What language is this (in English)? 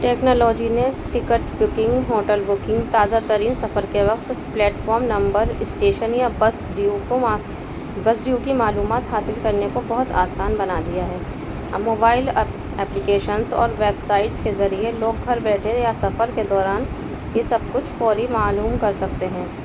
Urdu